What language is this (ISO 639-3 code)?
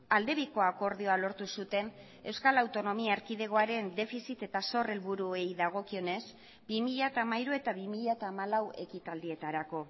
eus